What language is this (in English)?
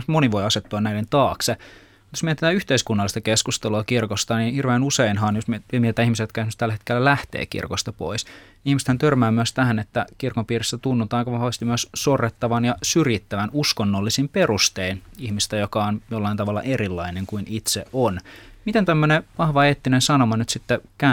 Finnish